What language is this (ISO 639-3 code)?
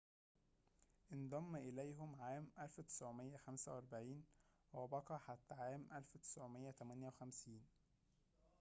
ara